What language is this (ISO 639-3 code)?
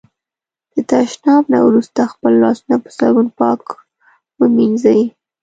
pus